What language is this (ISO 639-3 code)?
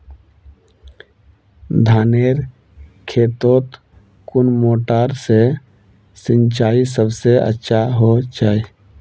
mag